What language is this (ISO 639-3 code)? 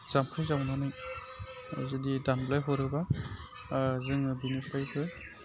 brx